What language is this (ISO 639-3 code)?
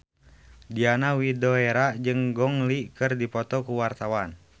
sun